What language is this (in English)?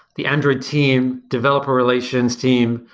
English